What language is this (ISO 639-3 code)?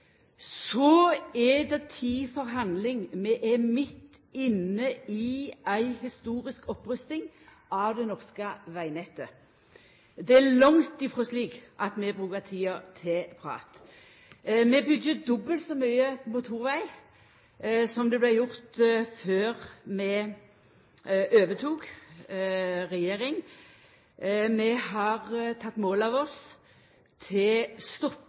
nno